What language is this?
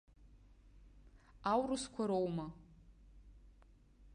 Abkhazian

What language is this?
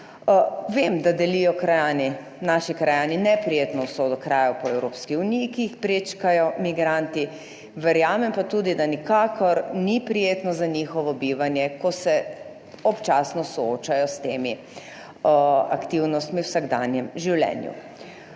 Slovenian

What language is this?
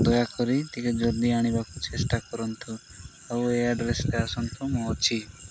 Odia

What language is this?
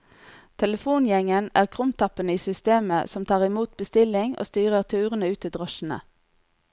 Norwegian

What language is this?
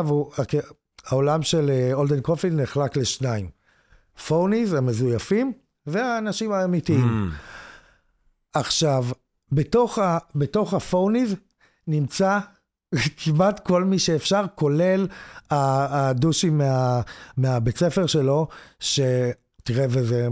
Hebrew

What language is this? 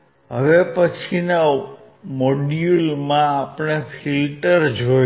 Gujarati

